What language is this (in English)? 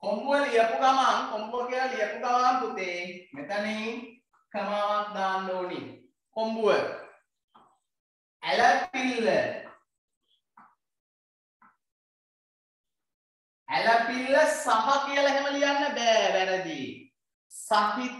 Indonesian